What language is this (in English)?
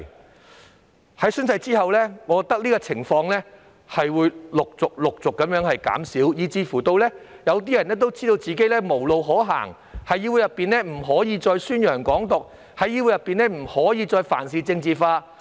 Cantonese